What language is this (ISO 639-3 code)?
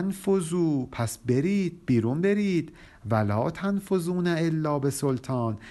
fas